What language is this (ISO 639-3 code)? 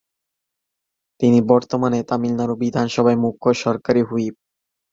ben